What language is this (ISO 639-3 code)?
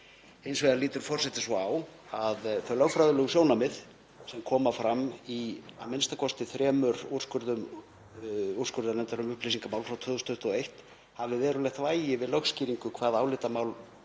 isl